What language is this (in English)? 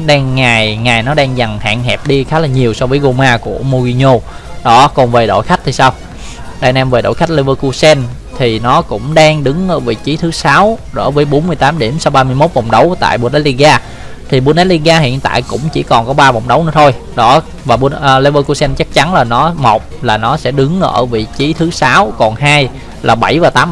Vietnamese